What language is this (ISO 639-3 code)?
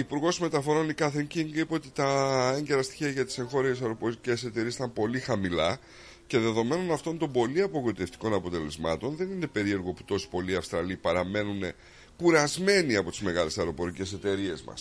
ell